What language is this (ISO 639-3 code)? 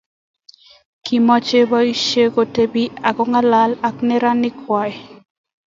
kln